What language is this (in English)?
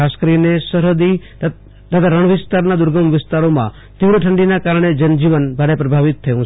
Gujarati